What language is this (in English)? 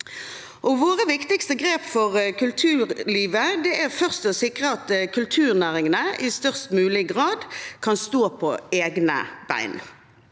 Norwegian